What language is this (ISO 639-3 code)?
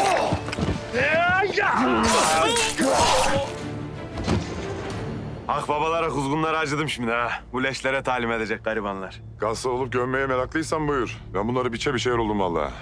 tur